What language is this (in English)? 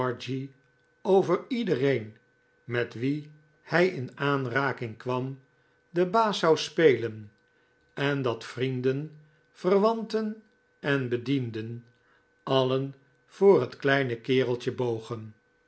Dutch